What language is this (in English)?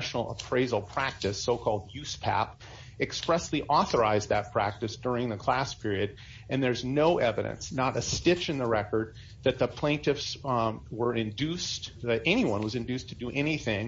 English